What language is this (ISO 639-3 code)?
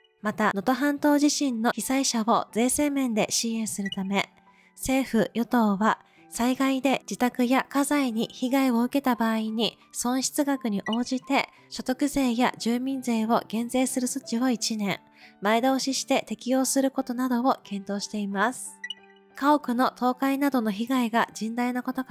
jpn